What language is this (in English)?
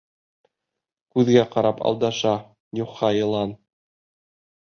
Bashkir